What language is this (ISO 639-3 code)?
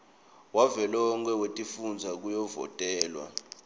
ssw